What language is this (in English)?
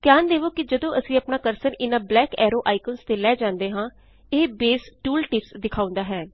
Punjabi